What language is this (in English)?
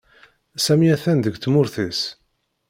Kabyle